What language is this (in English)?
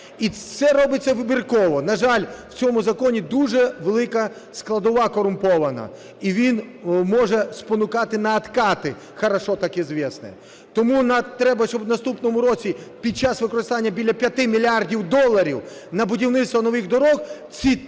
Ukrainian